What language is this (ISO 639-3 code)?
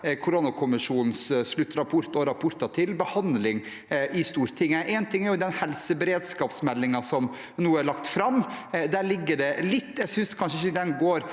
nor